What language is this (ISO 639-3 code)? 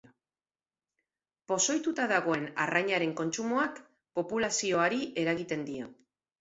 eus